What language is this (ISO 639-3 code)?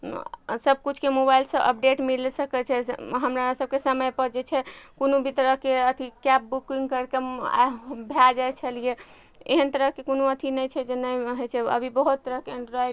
mai